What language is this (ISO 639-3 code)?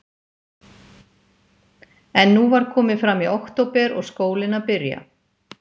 isl